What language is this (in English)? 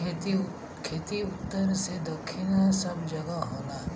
Bhojpuri